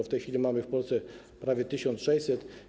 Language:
Polish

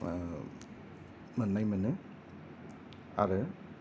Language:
Bodo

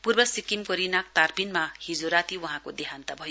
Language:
Nepali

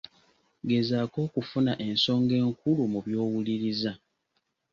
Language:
Ganda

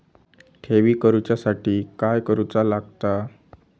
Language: Marathi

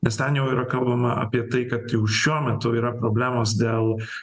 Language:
Lithuanian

